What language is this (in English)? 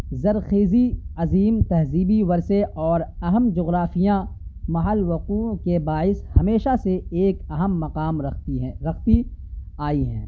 Urdu